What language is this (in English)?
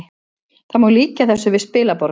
Icelandic